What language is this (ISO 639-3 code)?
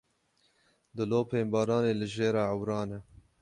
kur